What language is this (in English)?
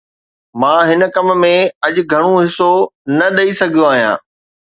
Sindhi